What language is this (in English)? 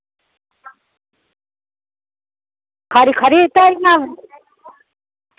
Dogri